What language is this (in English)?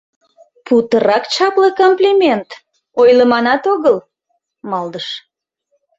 Mari